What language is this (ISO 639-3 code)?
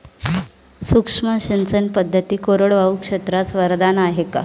mar